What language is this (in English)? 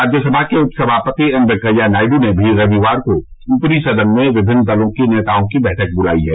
Hindi